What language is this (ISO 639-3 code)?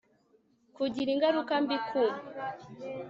kin